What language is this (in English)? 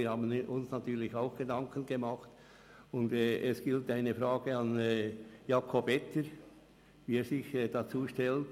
Swiss German